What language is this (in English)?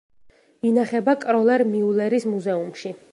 Georgian